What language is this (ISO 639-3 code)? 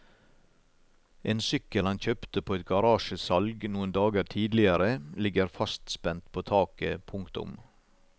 nor